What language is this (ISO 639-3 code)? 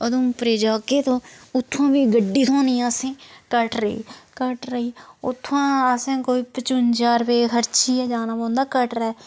doi